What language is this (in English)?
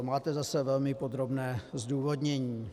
Czech